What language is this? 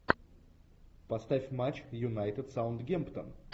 Russian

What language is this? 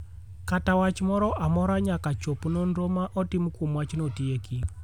Luo (Kenya and Tanzania)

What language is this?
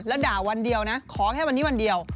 Thai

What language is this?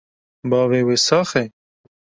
Kurdish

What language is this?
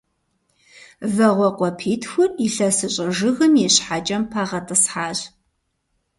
Kabardian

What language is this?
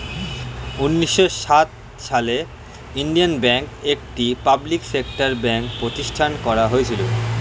Bangla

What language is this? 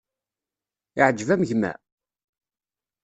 Kabyle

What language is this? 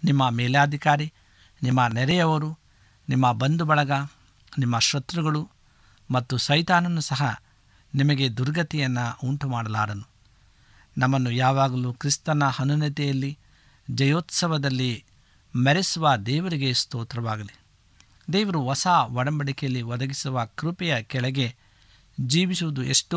Kannada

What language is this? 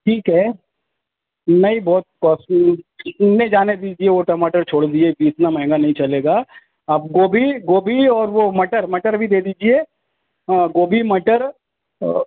Urdu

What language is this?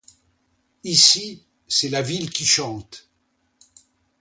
French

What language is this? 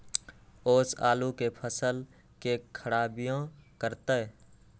Magahi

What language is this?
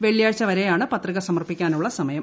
Malayalam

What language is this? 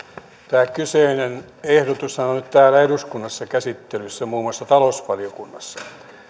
Finnish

